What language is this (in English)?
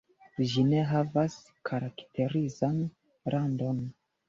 Esperanto